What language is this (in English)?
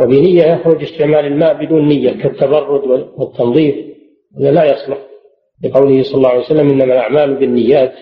Arabic